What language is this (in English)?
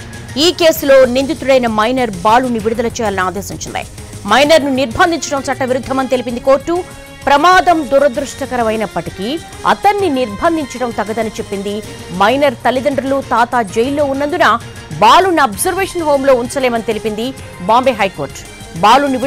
Telugu